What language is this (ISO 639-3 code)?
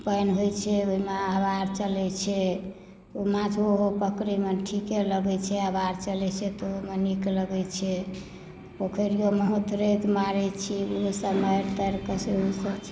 mai